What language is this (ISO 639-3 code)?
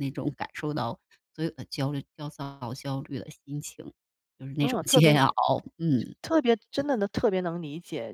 zho